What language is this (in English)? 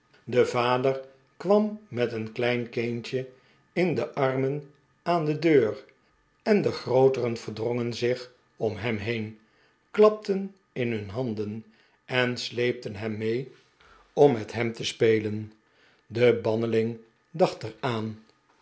Dutch